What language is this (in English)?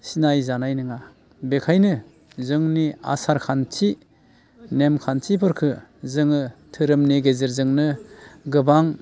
Bodo